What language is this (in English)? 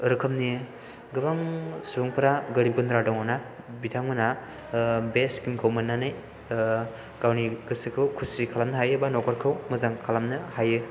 Bodo